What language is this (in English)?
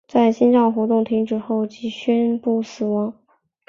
Chinese